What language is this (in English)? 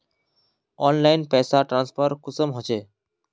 Magahi